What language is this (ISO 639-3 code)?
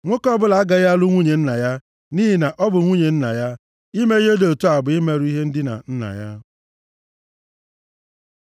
ibo